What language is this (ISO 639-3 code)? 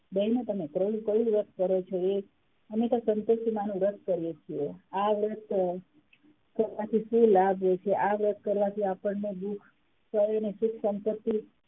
guj